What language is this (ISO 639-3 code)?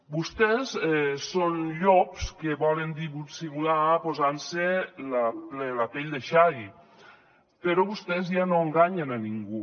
cat